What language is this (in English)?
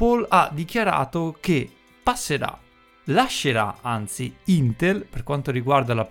Italian